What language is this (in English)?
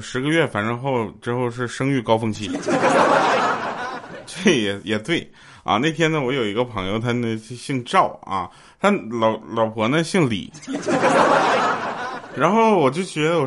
Chinese